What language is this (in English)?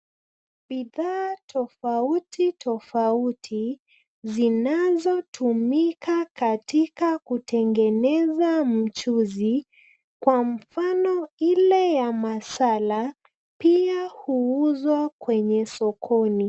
Swahili